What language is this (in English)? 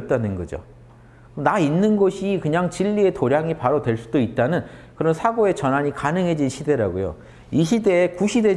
Korean